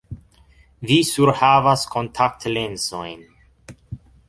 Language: Esperanto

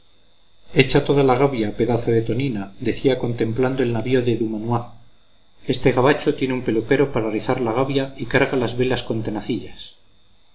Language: Spanish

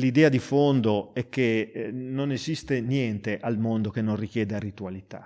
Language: Italian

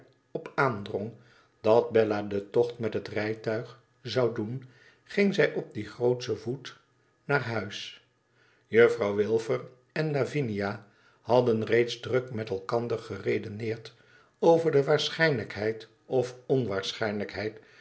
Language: Dutch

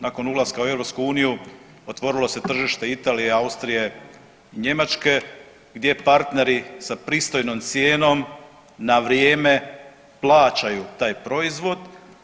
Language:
Croatian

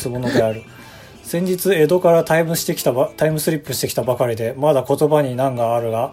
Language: Japanese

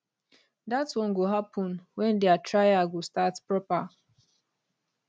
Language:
Nigerian Pidgin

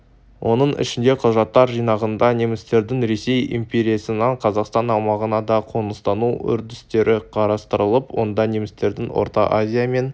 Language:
Kazakh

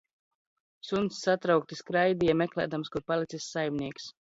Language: Latvian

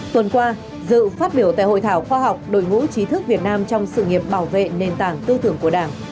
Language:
Vietnamese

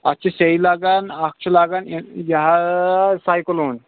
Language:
Kashmiri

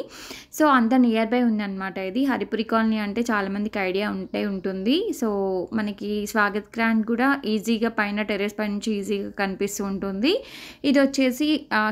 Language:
Telugu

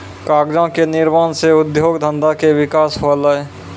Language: Maithili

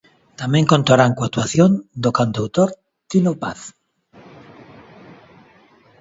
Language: Galician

